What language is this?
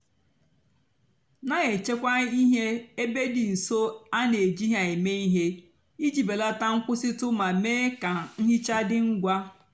Igbo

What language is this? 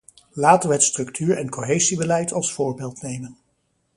Dutch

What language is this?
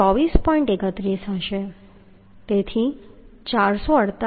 Gujarati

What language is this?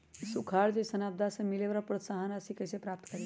Magahi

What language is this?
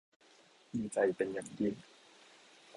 Thai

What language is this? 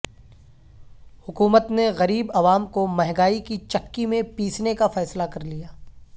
Urdu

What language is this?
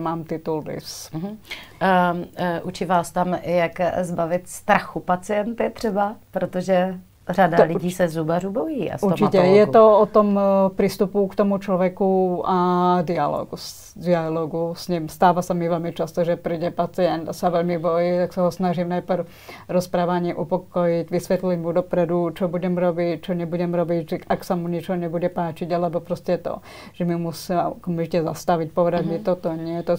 Czech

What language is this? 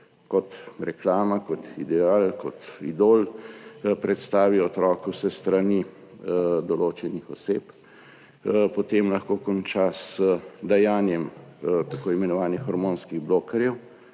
Slovenian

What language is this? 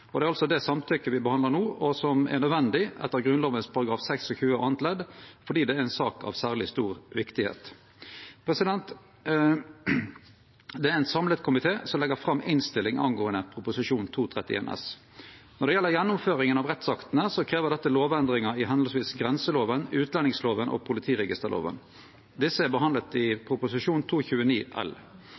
Norwegian Nynorsk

